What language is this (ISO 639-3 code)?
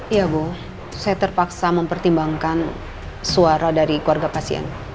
ind